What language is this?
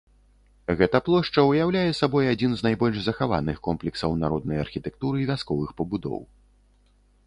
Belarusian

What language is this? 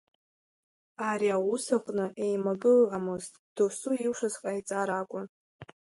Abkhazian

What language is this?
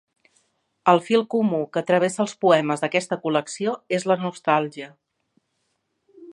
Catalan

